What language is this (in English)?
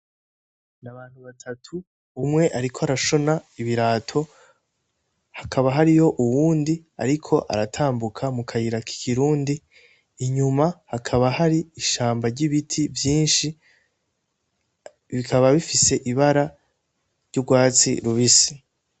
Rundi